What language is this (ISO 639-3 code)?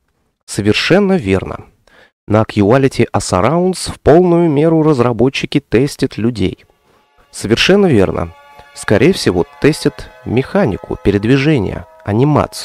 rus